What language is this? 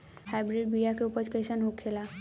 Bhojpuri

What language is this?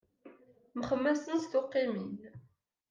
Kabyle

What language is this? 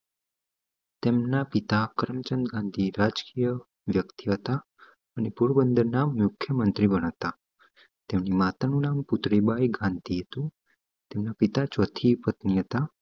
Gujarati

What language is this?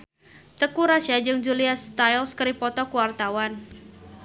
Sundanese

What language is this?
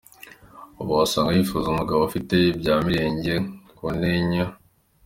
Kinyarwanda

